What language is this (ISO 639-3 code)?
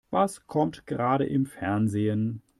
deu